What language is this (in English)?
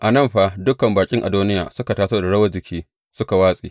Hausa